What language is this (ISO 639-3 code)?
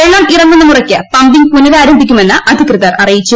mal